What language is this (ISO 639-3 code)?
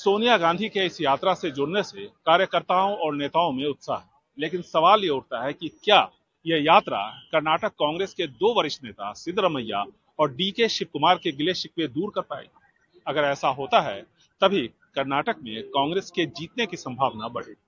hin